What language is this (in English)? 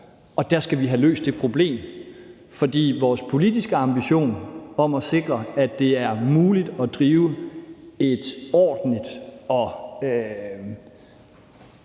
Danish